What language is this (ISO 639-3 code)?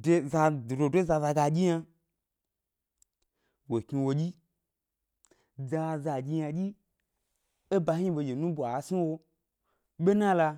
gby